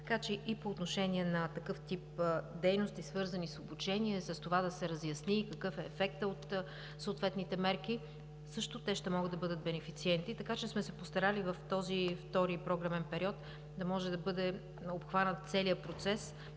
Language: Bulgarian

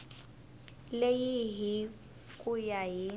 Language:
Tsonga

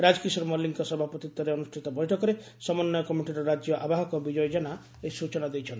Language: Odia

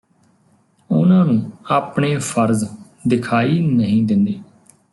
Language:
Punjabi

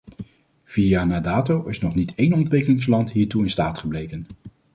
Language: Dutch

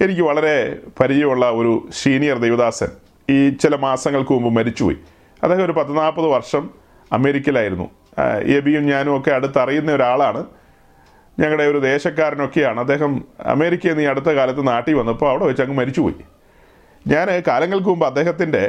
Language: Malayalam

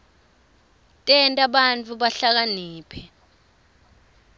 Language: Swati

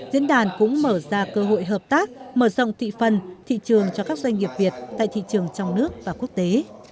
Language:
Vietnamese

